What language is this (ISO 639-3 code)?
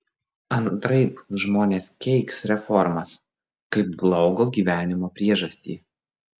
lit